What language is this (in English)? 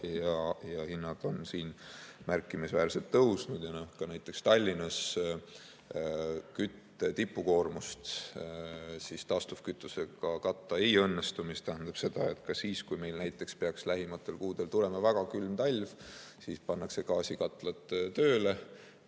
Estonian